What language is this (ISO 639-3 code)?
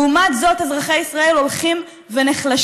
heb